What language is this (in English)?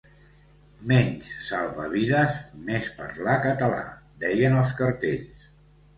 Catalan